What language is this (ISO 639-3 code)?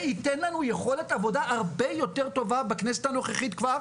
heb